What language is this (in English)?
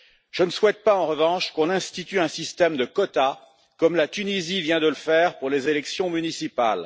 French